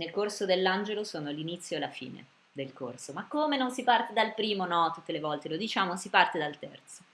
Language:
Italian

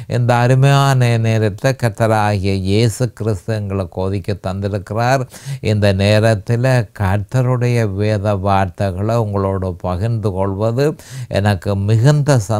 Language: Tamil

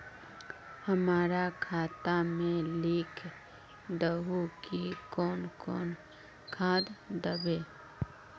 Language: Magahi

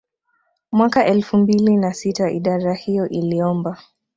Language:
Swahili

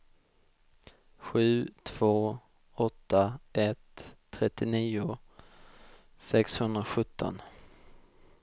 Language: Swedish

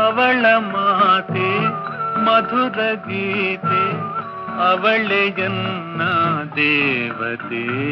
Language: Kannada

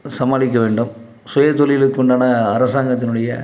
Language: Tamil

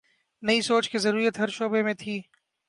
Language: Urdu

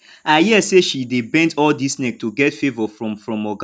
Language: Nigerian Pidgin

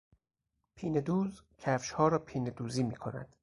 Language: Persian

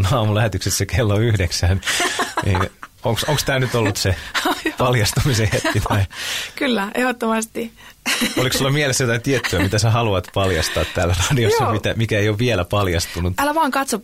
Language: Finnish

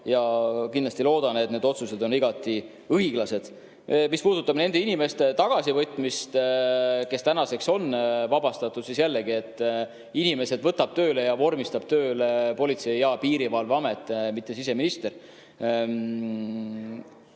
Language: Estonian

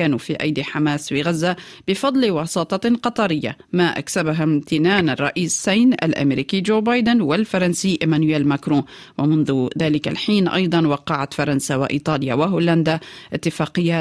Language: Arabic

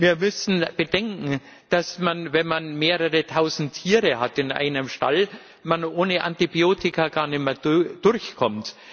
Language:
German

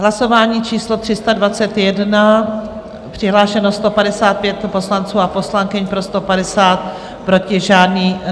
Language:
Czech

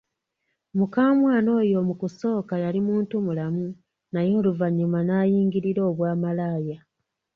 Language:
Ganda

